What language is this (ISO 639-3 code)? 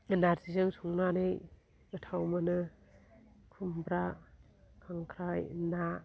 brx